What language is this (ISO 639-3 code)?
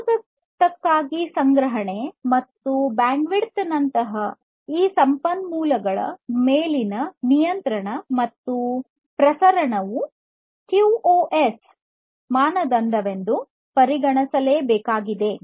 kan